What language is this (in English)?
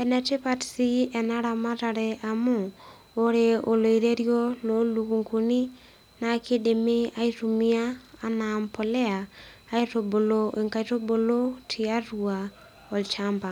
Masai